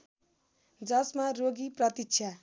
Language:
Nepali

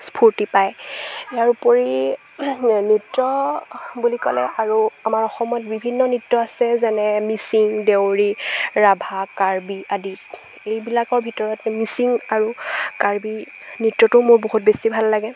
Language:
Assamese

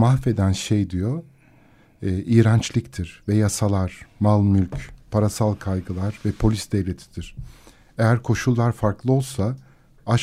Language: Turkish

